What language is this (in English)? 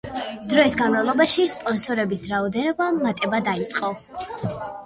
Georgian